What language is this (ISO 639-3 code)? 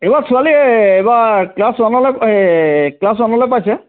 asm